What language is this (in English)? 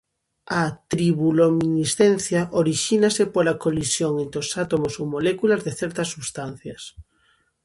Galician